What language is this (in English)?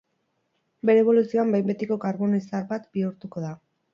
Basque